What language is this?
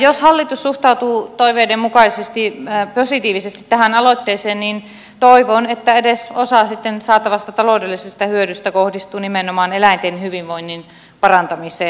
Finnish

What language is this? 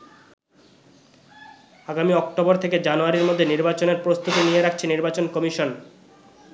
Bangla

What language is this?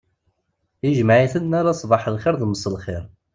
Kabyle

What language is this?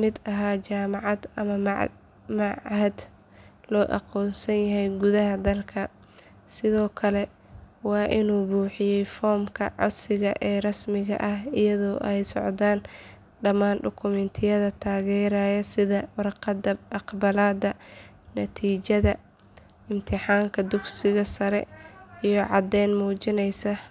Somali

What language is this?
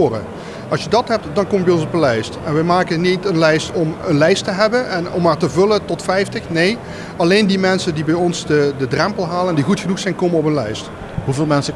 Dutch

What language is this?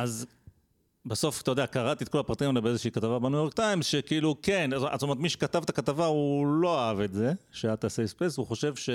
Hebrew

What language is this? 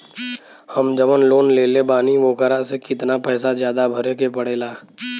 Bhojpuri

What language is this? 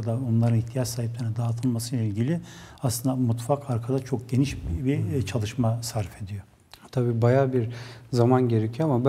Turkish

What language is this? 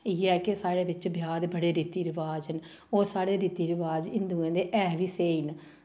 Dogri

